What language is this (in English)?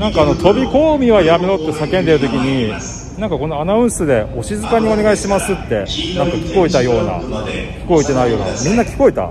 Japanese